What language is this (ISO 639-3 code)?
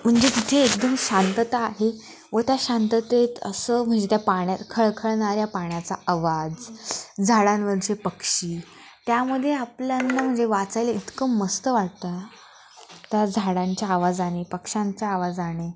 mar